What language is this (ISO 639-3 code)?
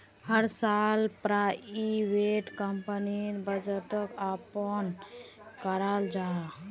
mag